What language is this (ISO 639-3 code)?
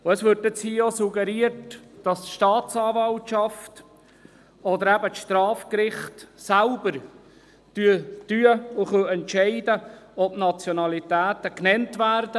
gsw